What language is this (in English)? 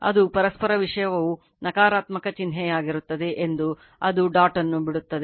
Kannada